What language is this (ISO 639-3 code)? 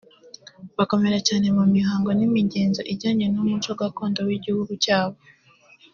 kin